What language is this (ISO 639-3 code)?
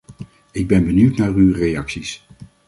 nld